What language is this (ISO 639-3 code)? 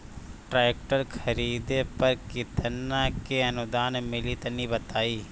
bho